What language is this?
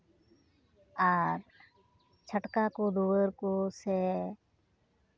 Santali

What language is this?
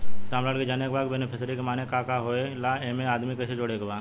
Bhojpuri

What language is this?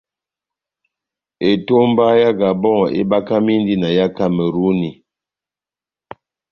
Batanga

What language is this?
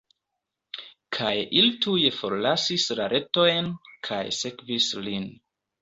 Esperanto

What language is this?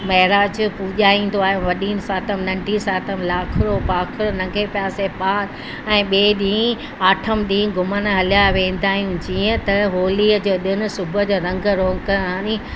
Sindhi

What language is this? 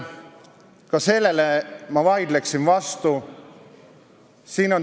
Estonian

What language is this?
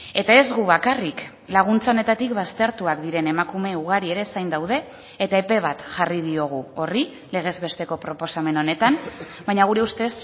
Basque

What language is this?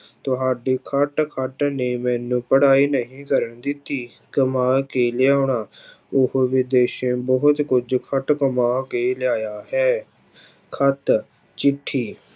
Punjabi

